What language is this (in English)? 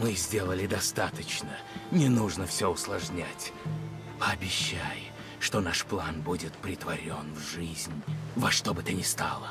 Russian